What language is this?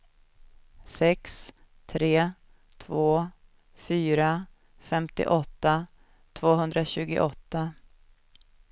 Swedish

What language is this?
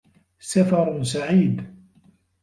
Arabic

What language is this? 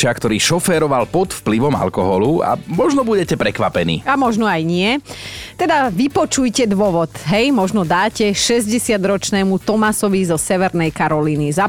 Slovak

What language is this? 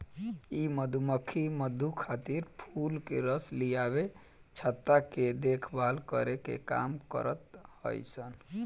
Bhojpuri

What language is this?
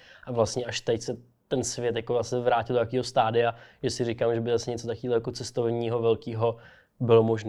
Czech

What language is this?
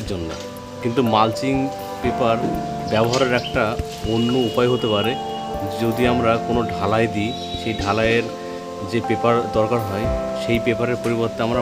Romanian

